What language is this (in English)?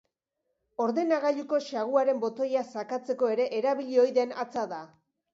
Basque